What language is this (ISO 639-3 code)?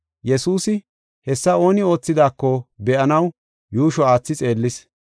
gof